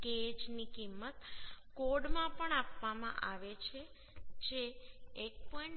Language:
Gujarati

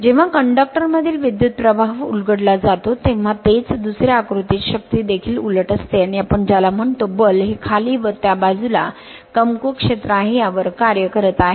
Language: Marathi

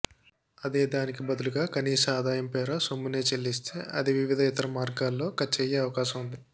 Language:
Telugu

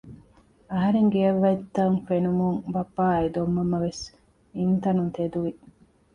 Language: Divehi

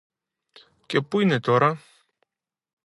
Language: Greek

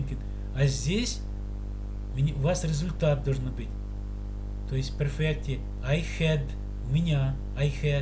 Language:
Russian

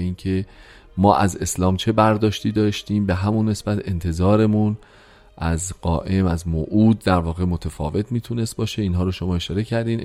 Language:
Persian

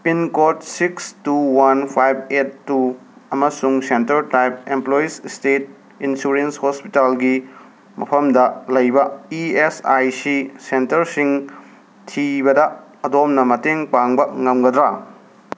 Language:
Manipuri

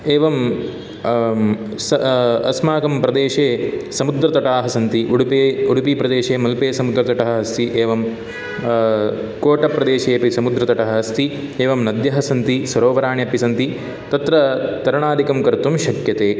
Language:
Sanskrit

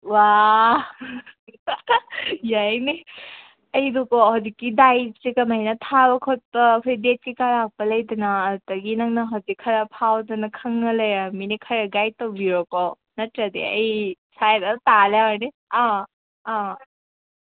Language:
Manipuri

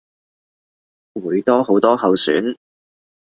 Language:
Cantonese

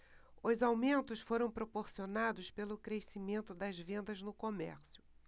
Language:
Portuguese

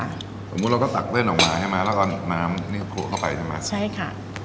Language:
Thai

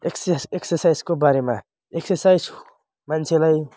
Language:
Nepali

